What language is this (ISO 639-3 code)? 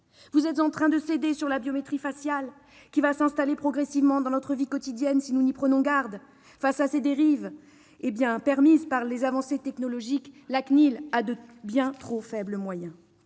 fra